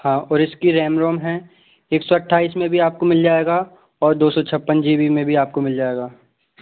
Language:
Hindi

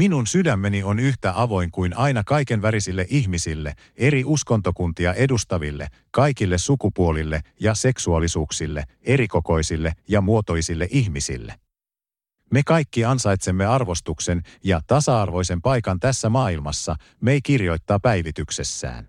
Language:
Finnish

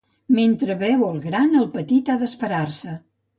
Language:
Catalan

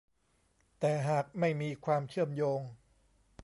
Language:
Thai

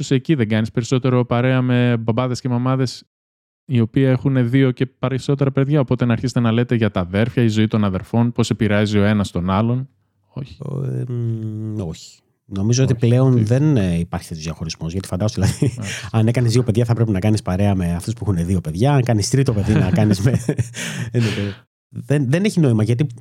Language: Greek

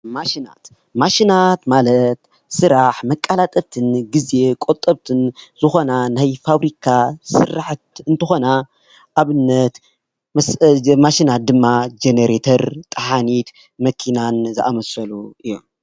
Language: Tigrinya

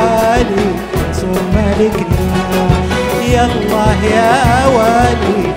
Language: Arabic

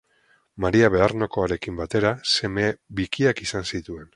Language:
Basque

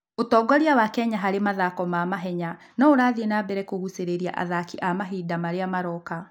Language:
Kikuyu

